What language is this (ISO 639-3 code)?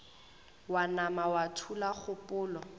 nso